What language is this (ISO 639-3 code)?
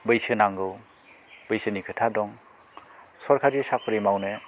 brx